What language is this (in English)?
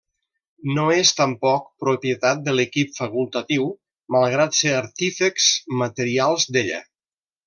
Catalan